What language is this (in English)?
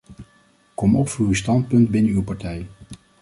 Dutch